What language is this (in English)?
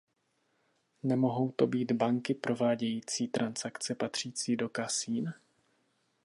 Czech